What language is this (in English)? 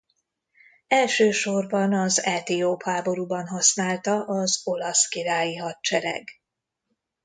Hungarian